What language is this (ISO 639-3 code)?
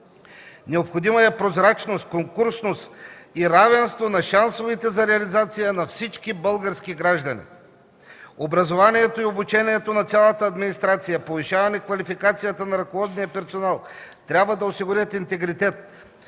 bul